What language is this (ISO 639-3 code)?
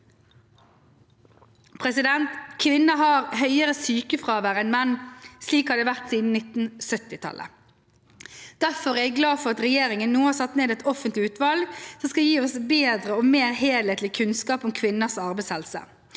nor